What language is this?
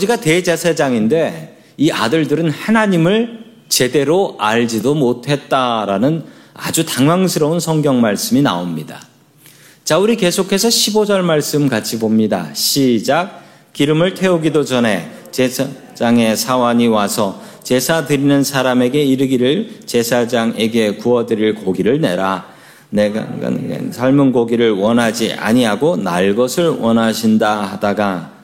Korean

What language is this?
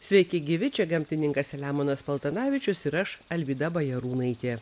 Lithuanian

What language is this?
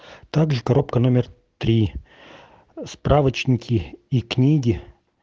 Russian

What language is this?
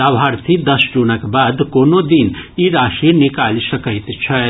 Maithili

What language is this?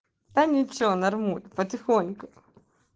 Russian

